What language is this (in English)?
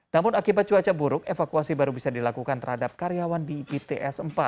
Indonesian